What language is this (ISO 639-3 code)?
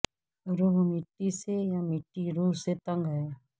urd